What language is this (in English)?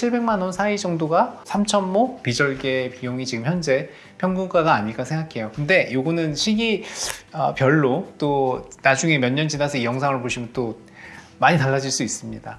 Korean